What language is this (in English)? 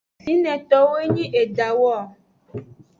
Aja (Benin)